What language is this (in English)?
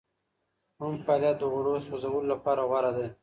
Pashto